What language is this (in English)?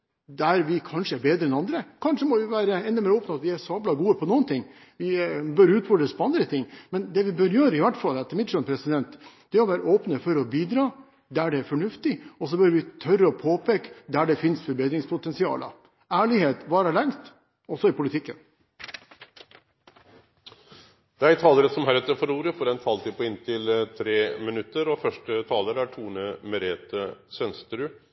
Norwegian